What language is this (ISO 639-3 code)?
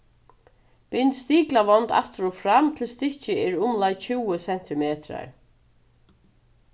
fao